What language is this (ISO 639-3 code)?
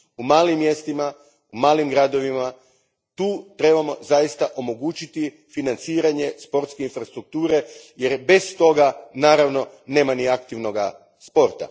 hrv